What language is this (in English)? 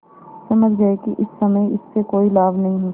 Hindi